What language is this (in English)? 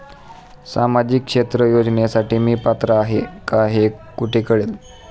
Marathi